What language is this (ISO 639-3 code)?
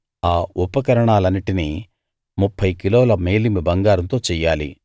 tel